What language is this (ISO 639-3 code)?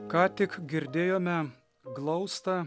lit